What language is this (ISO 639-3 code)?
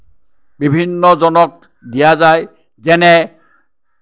asm